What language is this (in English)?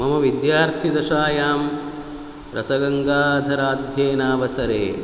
Sanskrit